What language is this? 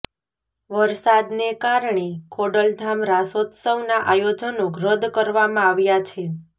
Gujarati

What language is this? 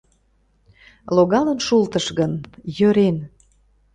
Mari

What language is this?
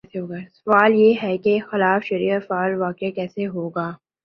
Urdu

